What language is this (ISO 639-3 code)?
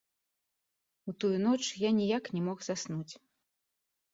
bel